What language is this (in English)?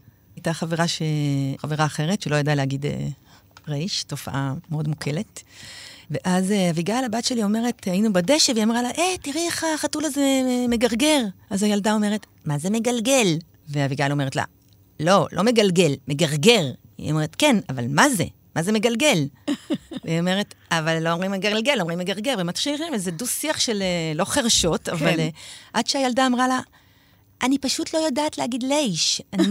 Hebrew